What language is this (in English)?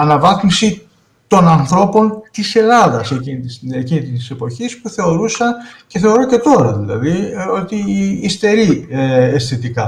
Greek